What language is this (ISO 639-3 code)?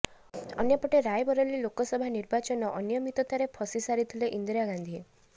ori